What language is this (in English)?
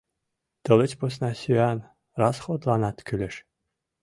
Mari